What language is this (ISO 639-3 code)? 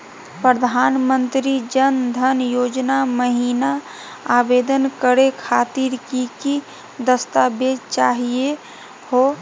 mag